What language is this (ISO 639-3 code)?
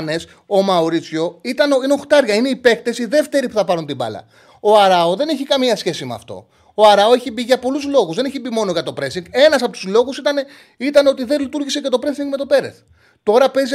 ell